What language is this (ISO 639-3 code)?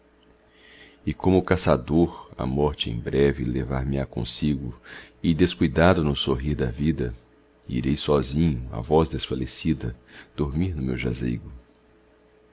por